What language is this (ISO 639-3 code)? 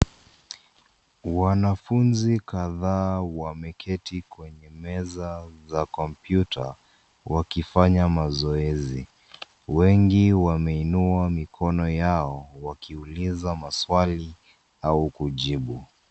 swa